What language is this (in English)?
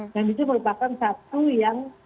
Indonesian